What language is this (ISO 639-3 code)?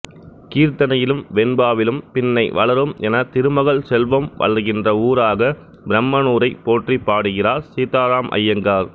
tam